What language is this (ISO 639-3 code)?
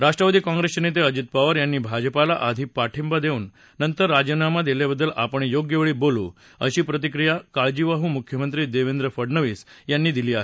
mar